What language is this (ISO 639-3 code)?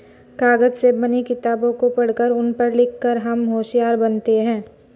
hin